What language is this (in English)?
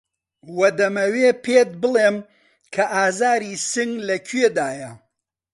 Central Kurdish